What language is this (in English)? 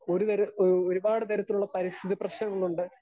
Malayalam